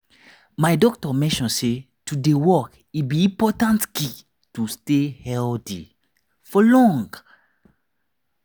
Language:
Nigerian Pidgin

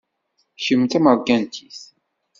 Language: Kabyle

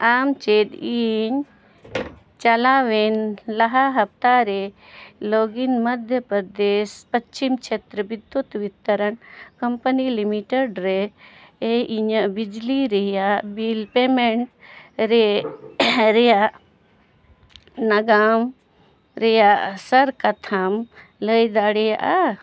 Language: Santali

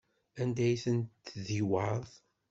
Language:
Kabyle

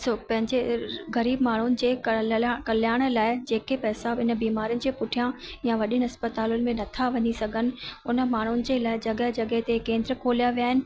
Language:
Sindhi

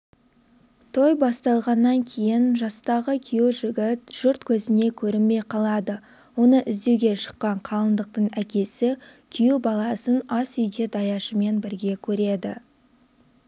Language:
Kazakh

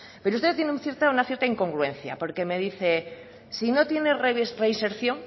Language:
Spanish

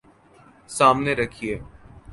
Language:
Urdu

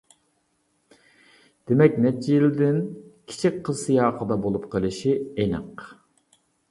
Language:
Uyghur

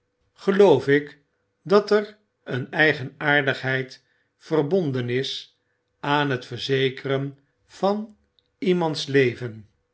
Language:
Dutch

